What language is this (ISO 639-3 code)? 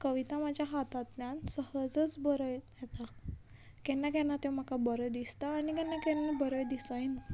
kok